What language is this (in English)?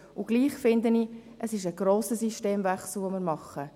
Swiss German